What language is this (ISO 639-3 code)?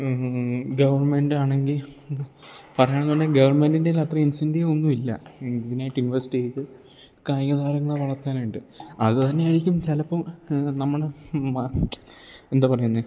mal